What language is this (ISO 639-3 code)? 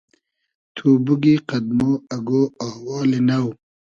haz